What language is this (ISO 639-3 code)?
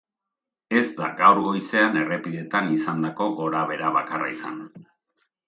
eus